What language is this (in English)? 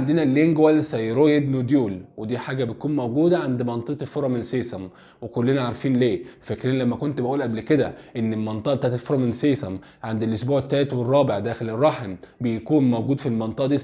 Arabic